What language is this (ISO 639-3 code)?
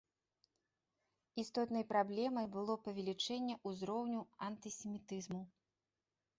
bel